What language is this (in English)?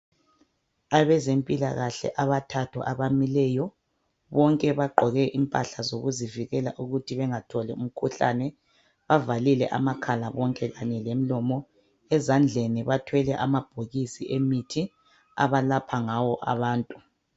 North Ndebele